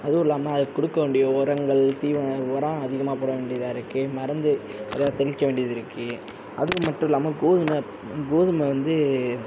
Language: Tamil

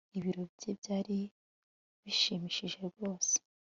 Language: Kinyarwanda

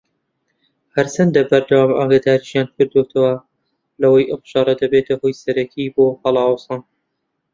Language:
Central Kurdish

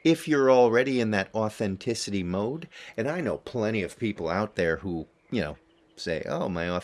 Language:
English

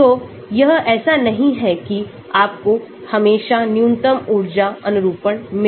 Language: Hindi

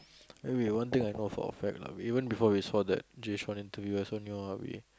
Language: English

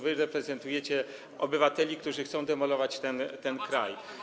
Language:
Polish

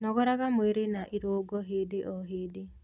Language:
Kikuyu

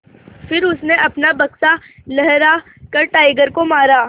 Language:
Hindi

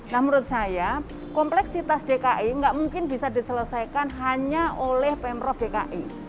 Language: Indonesian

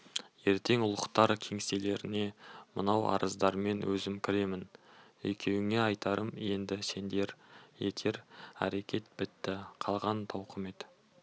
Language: Kazakh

